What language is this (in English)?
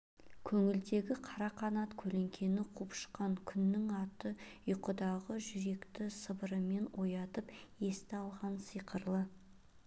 Kazakh